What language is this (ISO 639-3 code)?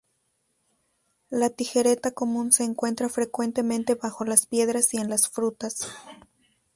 spa